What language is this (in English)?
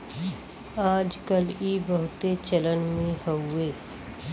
Bhojpuri